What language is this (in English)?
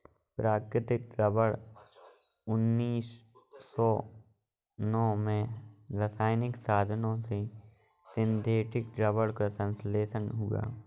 Hindi